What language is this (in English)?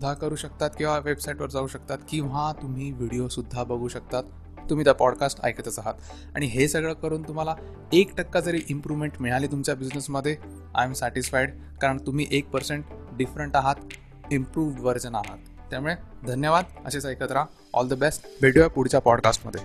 Marathi